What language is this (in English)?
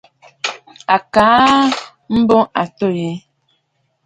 Bafut